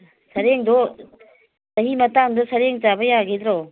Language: Manipuri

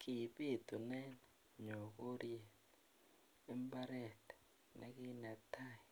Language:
Kalenjin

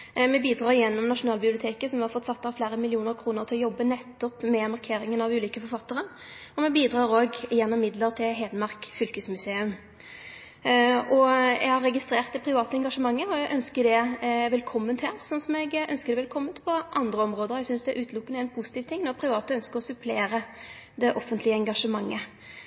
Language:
Norwegian Nynorsk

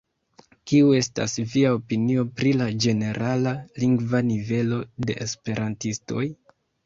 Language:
Esperanto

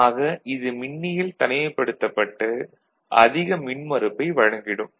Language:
Tamil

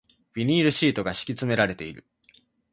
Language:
Japanese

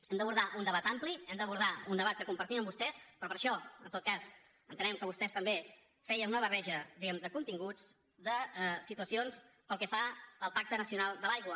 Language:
Catalan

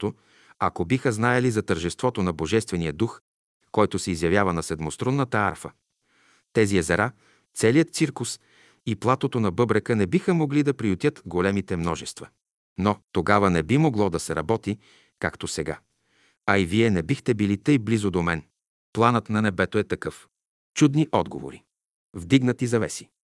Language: Bulgarian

